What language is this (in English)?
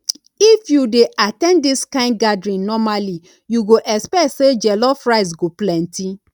Nigerian Pidgin